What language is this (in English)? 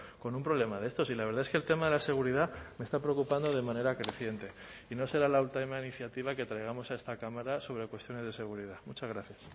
Spanish